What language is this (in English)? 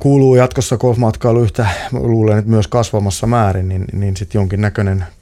Finnish